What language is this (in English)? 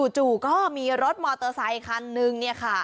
Thai